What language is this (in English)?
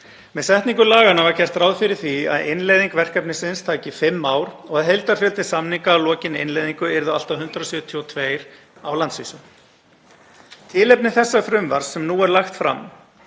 Icelandic